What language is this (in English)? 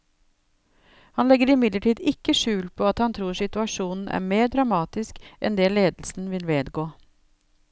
Norwegian